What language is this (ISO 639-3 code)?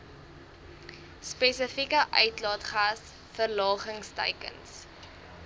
afr